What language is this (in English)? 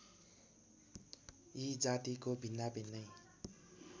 Nepali